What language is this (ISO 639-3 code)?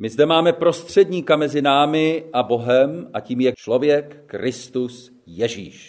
ces